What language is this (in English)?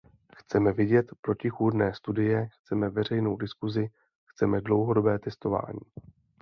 Czech